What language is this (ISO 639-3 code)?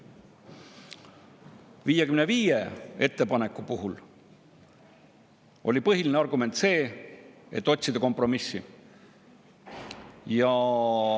est